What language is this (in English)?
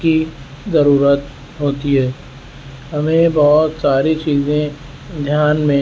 Urdu